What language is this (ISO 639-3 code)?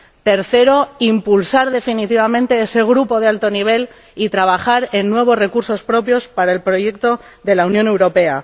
spa